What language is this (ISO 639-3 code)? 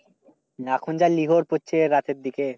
ben